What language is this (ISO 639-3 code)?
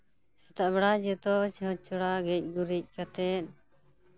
sat